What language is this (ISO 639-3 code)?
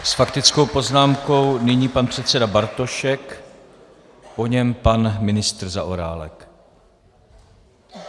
ces